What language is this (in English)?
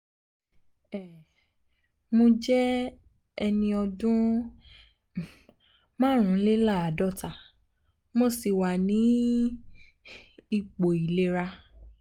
Yoruba